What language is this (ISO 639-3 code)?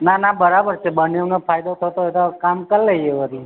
guj